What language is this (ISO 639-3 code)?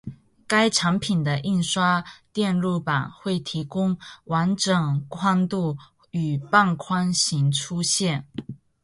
zho